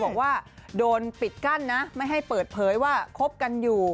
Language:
Thai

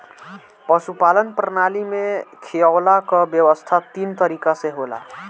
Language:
Bhojpuri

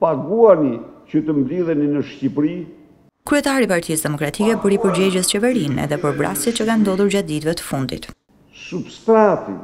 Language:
Romanian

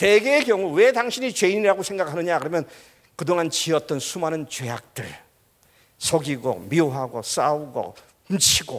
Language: Korean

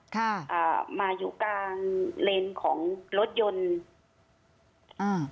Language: Thai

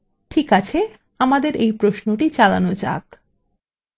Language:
Bangla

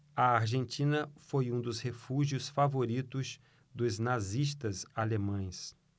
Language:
Portuguese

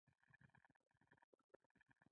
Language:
Pashto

